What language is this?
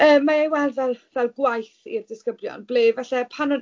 Welsh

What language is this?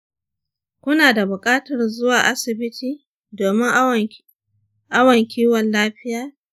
Hausa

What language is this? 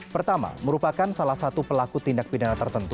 Indonesian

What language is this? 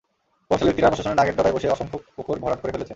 Bangla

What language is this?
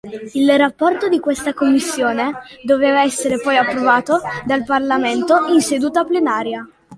Italian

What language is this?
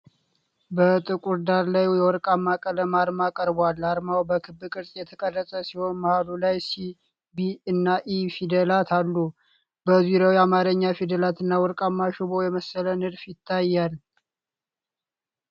Amharic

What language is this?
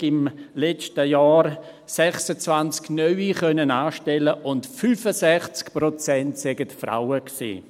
Swiss German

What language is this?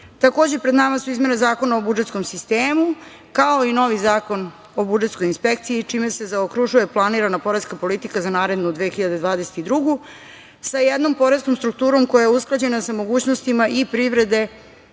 Serbian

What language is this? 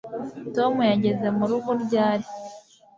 Kinyarwanda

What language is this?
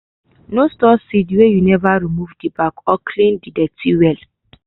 Nigerian Pidgin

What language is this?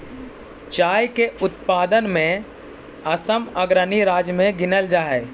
Magahi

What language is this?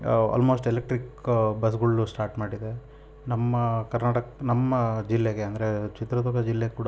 Kannada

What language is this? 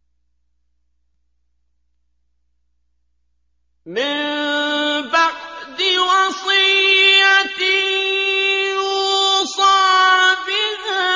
Arabic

